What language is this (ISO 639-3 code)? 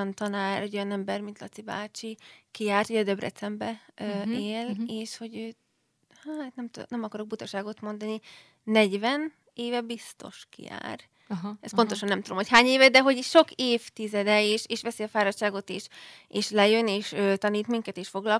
hun